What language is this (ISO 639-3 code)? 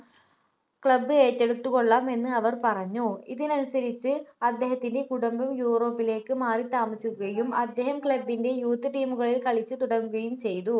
mal